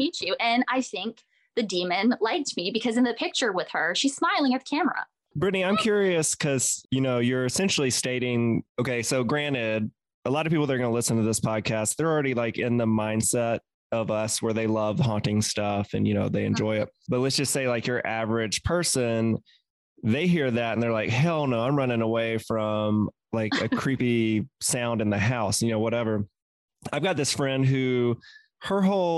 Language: English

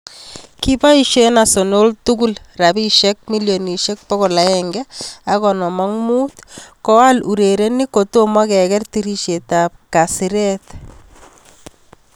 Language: Kalenjin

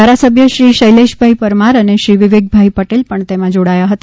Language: Gujarati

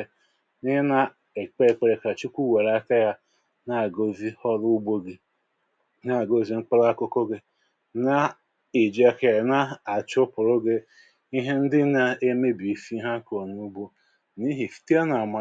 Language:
Igbo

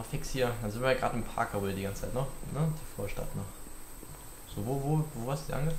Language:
German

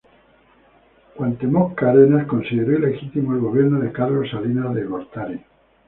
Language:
Spanish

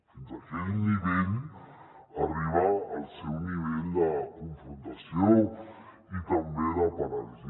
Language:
Catalan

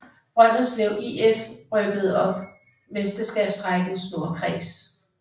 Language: Danish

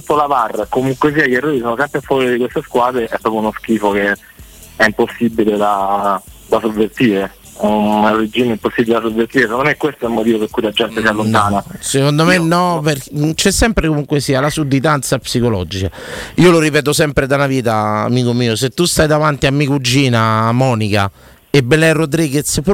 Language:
Italian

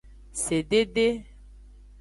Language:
Aja (Benin)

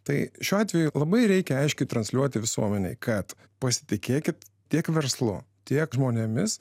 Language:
Lithuanian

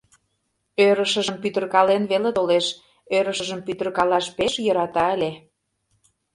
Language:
Mari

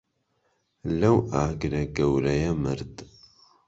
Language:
Central Kurdish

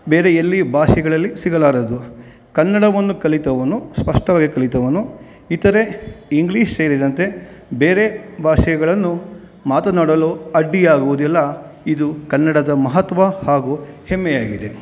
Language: Kannada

